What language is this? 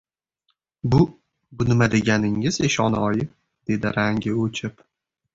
Uzbek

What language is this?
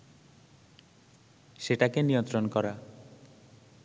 Bangla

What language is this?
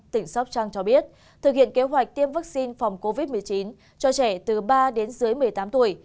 Vietnamese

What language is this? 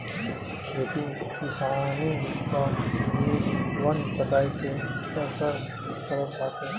Bhojpuri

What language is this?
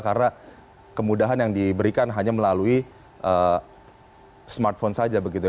Indonesian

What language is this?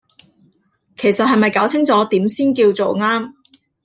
Cantonese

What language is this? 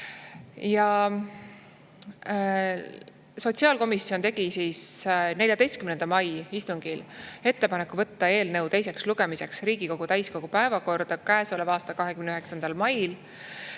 Estonian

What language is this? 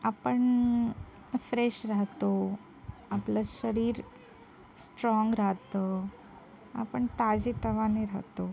Marathi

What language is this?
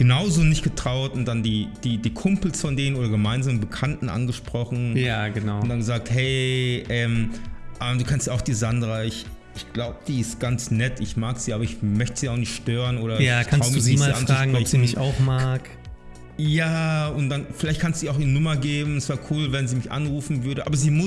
German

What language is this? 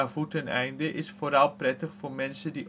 Dutch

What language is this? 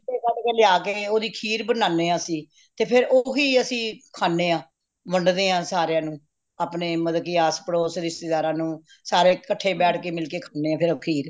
Punjabi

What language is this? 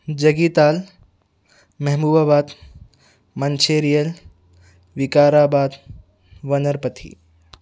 Urdu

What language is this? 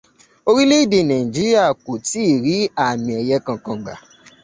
Yoruba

